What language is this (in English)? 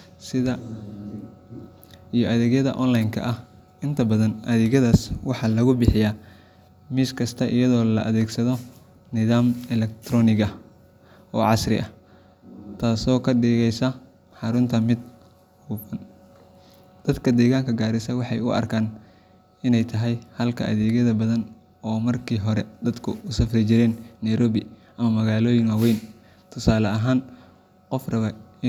Somali